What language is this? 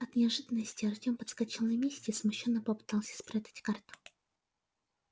Russian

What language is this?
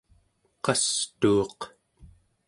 Central Yupik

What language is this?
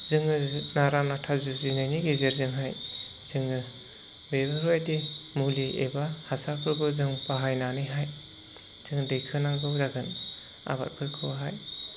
Bodo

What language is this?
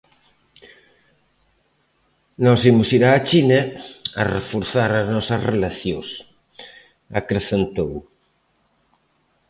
Galician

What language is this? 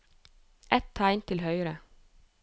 Norwegian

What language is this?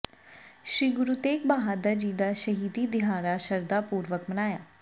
Punjabi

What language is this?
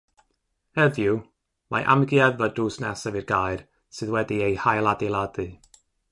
Welsh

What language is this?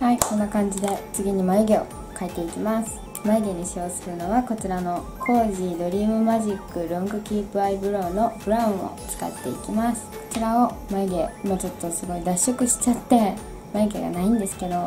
Japanese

